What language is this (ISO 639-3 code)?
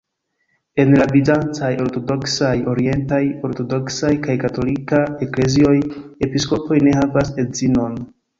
epo